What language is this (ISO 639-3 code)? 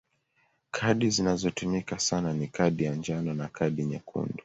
swa